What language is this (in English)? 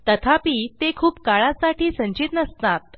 Marathi